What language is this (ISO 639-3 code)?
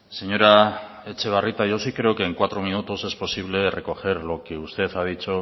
spa